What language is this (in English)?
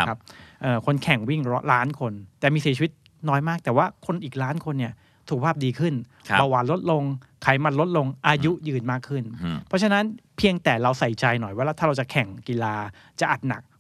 Thai